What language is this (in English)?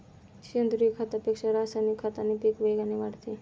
Marathi